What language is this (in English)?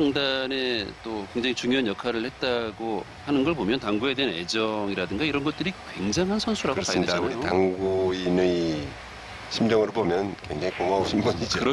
Korean